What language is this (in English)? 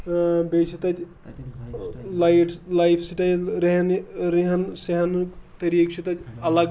Kashmiri